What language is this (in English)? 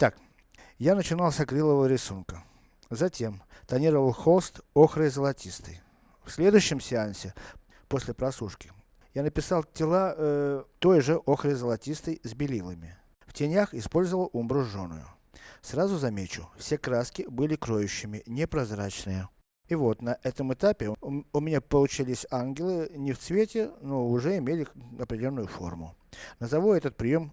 Russian